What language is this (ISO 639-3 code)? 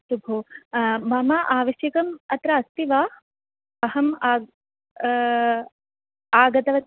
san